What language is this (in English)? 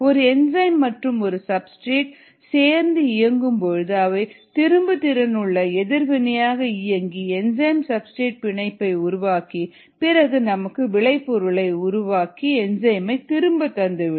Tamil